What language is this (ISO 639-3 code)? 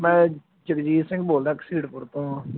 pan